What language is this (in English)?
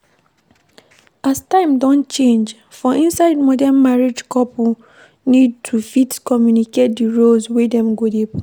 Nigerian Pidgin